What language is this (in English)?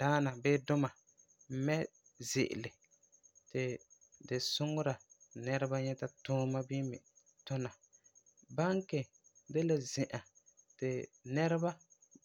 Frafra